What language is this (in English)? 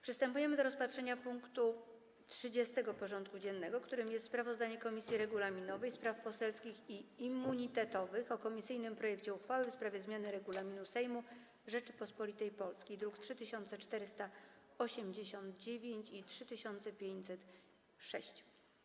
Polish